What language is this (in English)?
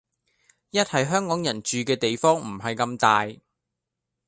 Cantonese